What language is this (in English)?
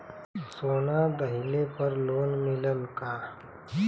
Bhojpuri